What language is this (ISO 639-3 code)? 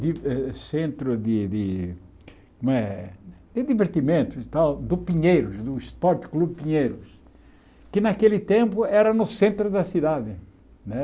por